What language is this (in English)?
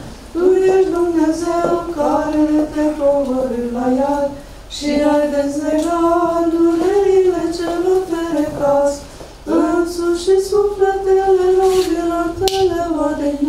Romanian